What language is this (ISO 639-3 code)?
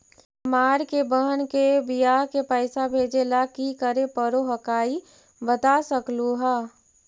mag